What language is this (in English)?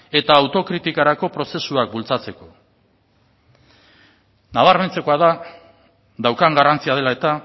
Basque